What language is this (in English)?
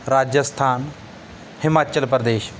Punjabi